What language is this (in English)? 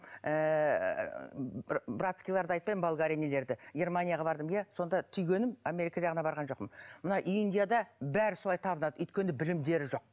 Kazakh